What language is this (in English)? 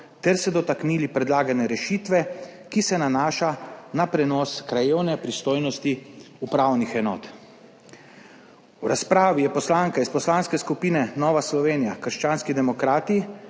Slovenian